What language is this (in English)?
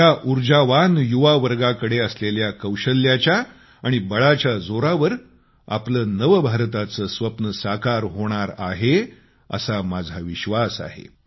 Marathi